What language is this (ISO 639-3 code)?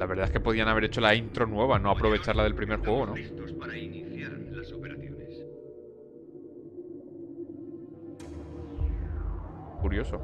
spa